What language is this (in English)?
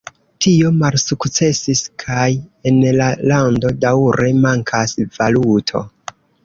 Esperanto